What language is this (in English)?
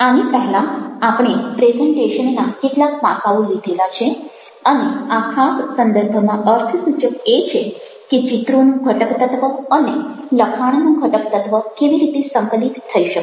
Gujarati